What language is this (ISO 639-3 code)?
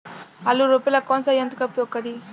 bho